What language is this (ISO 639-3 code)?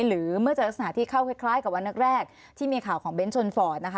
tha